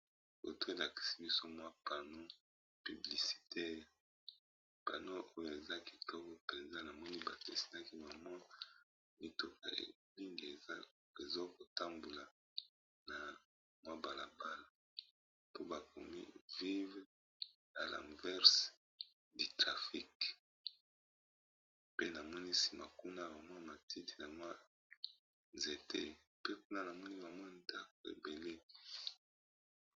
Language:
Lingala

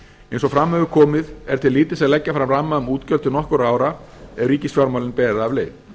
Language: Icelandic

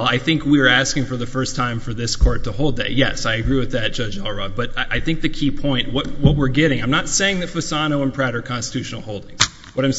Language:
English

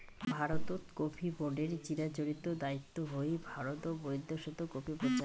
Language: Bangla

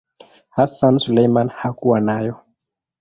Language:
Swahili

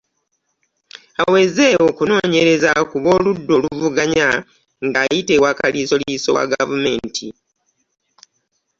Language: Ganda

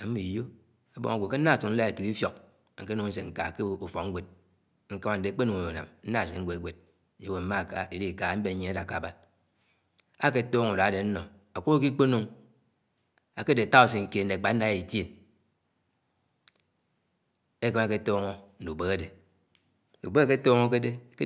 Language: Anaang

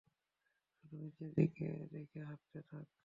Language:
Bangla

